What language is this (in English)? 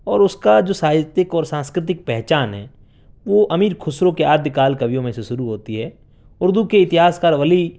Urdu